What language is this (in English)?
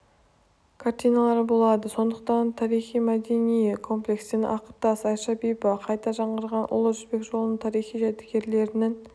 Kazakh